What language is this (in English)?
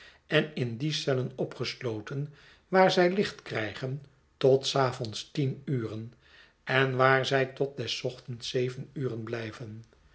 Dutch